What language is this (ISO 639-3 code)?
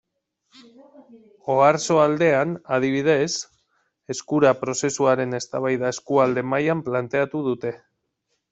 eus